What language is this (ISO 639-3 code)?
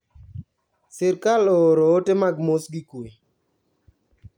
luo